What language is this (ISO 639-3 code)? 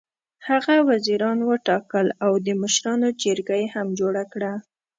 pus